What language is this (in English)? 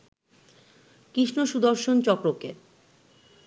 Bangla